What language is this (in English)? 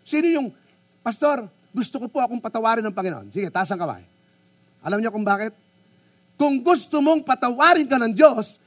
Filipino